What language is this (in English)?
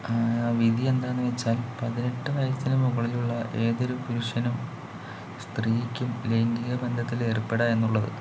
Malayalam